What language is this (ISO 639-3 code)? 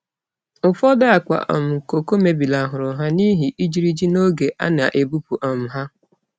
ibo